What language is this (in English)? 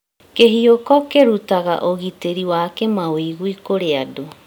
Kikuyu